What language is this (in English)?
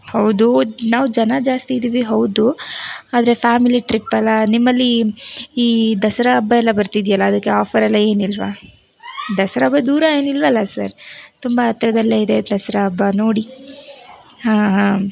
Kannada